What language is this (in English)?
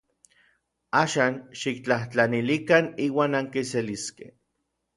Orizaba Nahuatl